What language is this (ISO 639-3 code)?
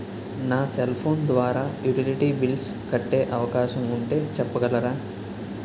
tel